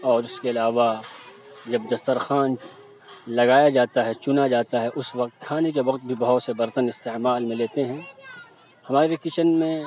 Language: Urdu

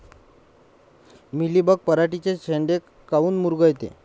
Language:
Marathi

